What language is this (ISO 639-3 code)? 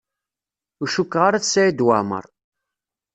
kab